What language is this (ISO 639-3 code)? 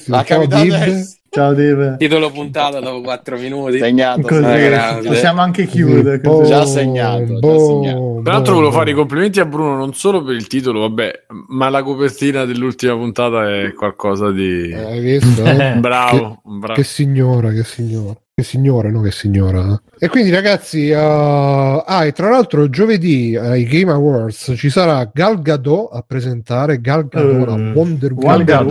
ita